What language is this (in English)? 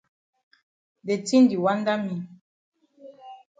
Cameroon Pidgin